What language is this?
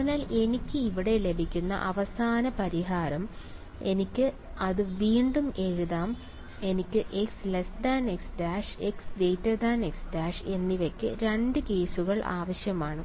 Malayalam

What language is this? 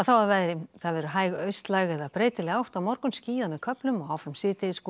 Icelandic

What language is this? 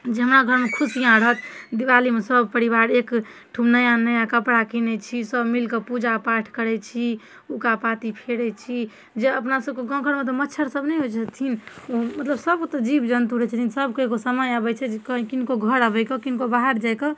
Maithili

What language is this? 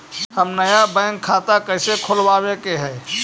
Magahi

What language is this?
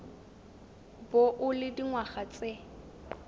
Tswana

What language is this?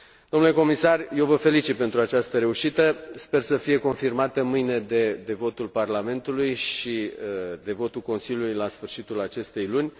Romanian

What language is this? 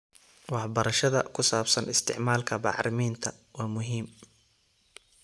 Somali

